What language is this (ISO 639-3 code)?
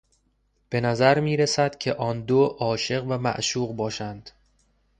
fas